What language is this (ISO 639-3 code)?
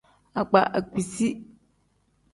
kdh